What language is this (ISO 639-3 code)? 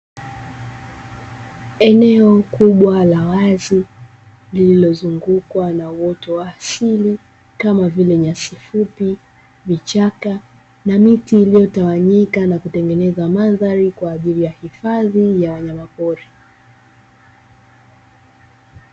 swa